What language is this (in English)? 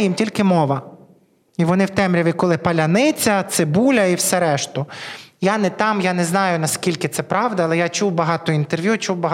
Ukrainian